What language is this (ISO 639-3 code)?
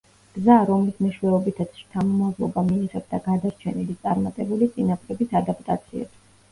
kat